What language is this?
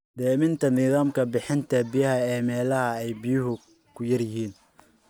Somali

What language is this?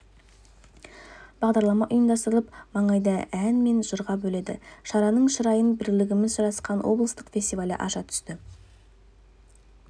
Kazakh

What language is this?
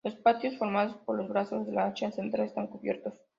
Spanish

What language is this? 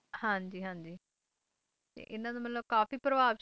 Punjabi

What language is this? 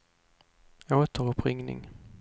Swedish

